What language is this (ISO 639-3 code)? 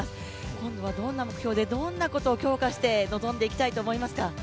jpn